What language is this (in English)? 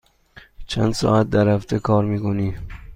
Persian